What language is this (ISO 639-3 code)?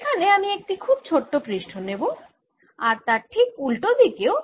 ben